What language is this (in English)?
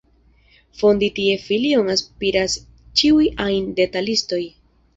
Esperanto